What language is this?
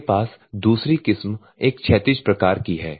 Hindi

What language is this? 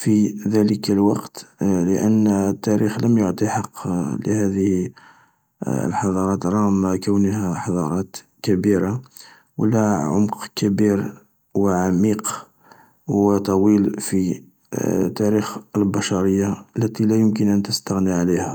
Algerian Arabic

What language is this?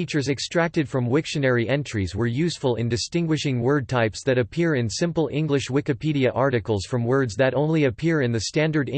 English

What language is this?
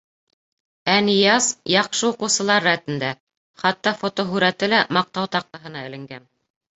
Bashkir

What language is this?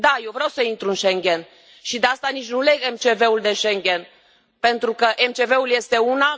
Romanian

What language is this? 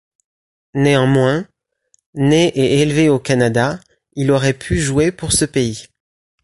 French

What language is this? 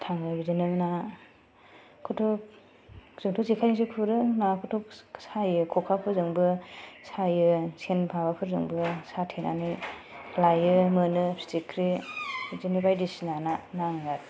Bodo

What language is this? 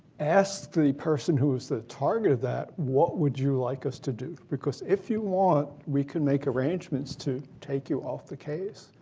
English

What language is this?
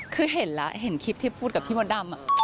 Thai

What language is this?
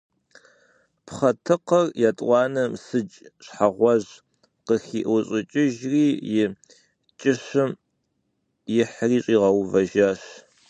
Kabardian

